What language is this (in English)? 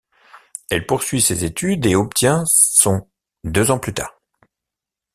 French